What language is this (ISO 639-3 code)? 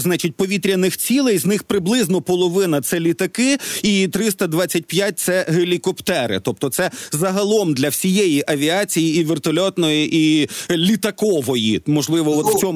ukr